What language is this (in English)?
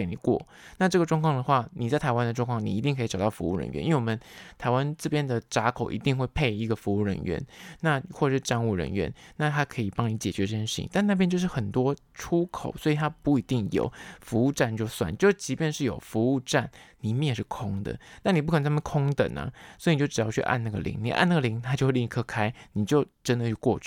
Chinese